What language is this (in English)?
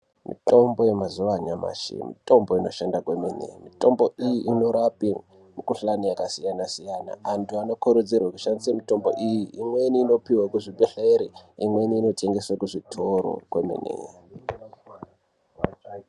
Ndau